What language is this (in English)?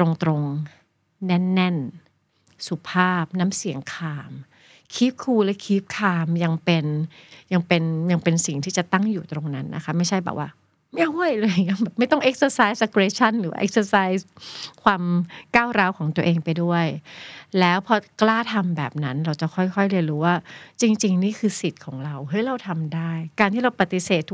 Thai